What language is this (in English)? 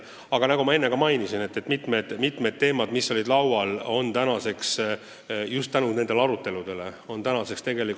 Estonian